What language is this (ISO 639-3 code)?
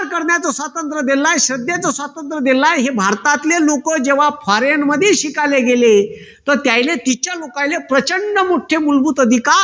mar